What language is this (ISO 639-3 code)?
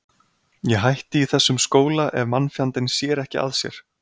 isl